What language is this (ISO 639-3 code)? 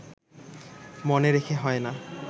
ben